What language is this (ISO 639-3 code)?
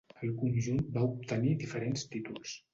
cat